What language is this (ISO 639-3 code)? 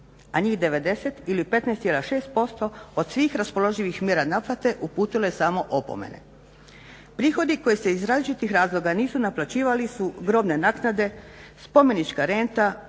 hrv